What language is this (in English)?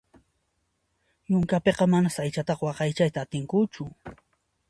Puno Quechua